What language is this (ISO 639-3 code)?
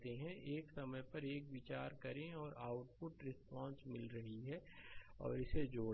hin